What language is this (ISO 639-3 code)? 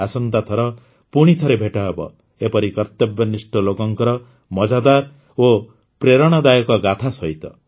ori